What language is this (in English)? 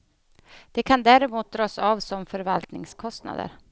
Swedish